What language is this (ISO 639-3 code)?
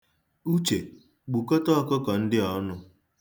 ibo